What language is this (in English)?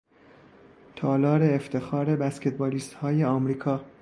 Persian